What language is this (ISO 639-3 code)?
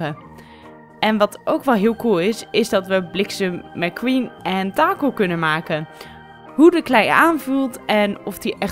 nld